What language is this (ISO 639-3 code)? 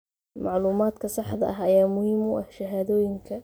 som